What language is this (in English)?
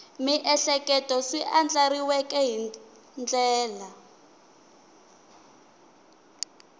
Tsonga